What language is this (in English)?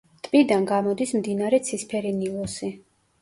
Georgian